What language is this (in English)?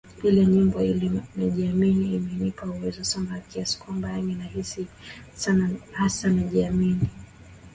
Swahili